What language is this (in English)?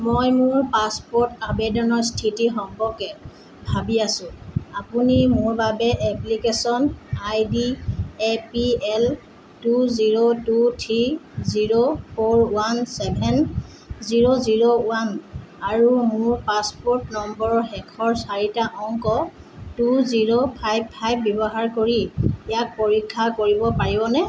Assamese